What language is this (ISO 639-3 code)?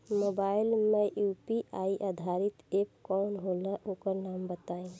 bho